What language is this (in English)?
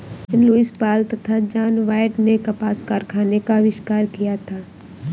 Hindi